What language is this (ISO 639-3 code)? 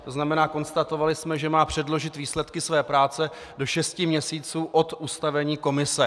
ces